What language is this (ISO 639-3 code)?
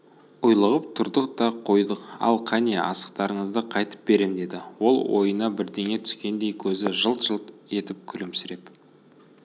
kaz